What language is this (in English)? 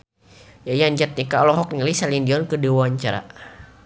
Sundanese